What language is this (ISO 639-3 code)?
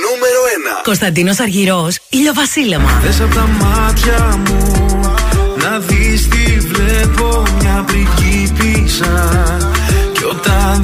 ell